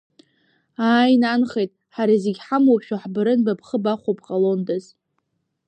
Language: Abkhazian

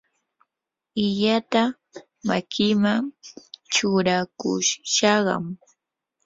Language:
Yanahuanca Pasco Quechua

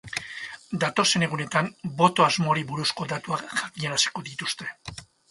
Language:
Basque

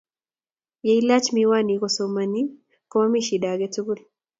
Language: Kalenjin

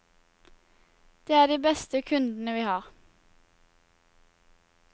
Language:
Norwegian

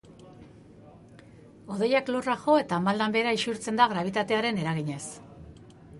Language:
Basque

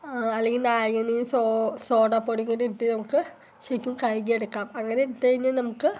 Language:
Malayalam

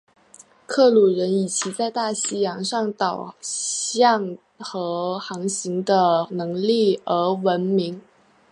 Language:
Chinese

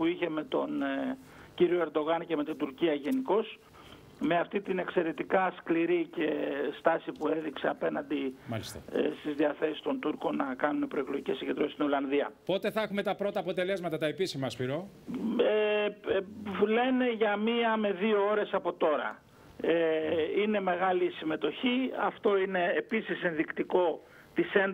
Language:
Greek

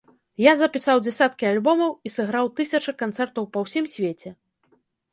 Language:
Belarusian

